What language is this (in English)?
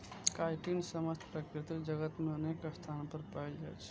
Maithili